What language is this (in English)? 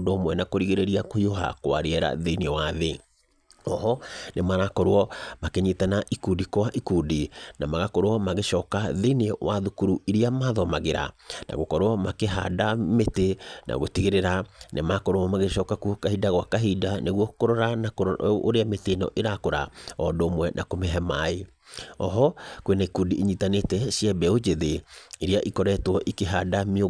Kikuyu